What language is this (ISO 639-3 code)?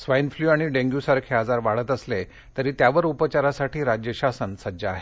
mar